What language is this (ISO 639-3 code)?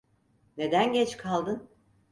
tur